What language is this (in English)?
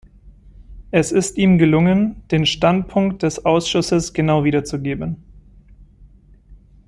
German